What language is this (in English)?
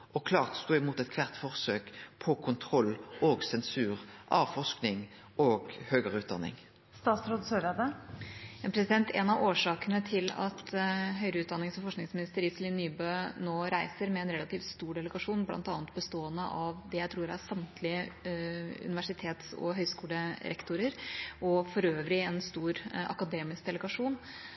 Norwegian